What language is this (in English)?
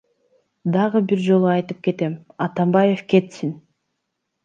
Kyrgyz